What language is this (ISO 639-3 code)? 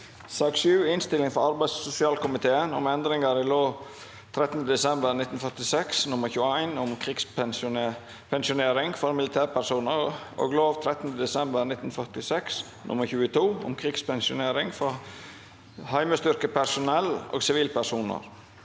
nor